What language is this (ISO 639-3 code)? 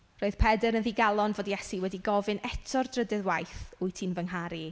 cym